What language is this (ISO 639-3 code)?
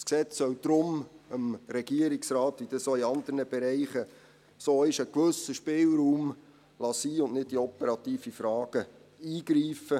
gsw